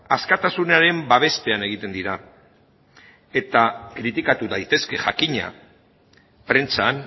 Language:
Basque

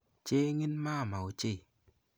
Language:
Kalenjin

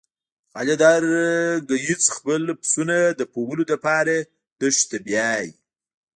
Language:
Pashto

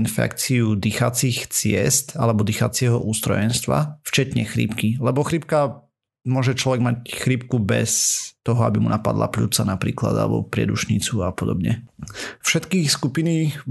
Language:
Slovak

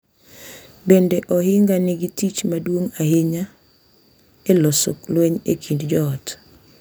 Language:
Luo (Kenya and Tanzania)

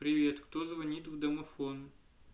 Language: Russian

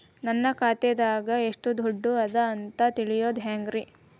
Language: Kannada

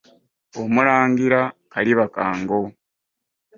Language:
Ganda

